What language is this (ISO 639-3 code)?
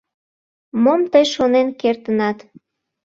chm